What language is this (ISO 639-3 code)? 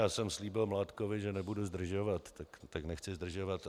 ces